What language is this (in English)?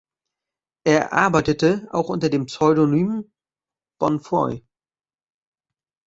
German